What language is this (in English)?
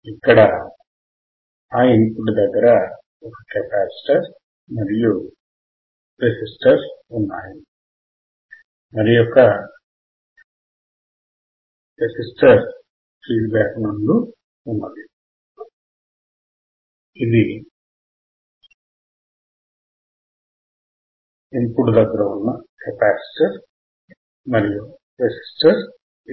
Telugu